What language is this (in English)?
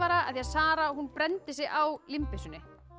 Icelandic